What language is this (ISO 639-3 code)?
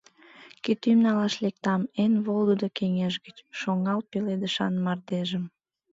chm